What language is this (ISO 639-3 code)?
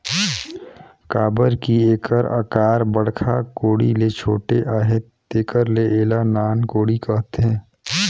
hne